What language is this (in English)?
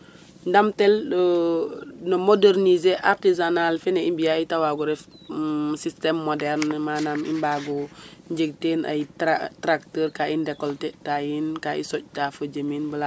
Serer